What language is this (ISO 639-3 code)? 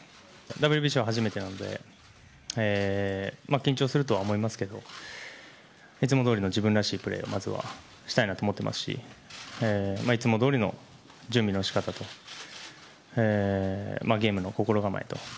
jpn